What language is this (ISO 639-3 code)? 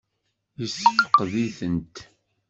kab